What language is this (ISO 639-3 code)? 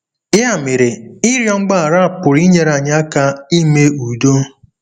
ibo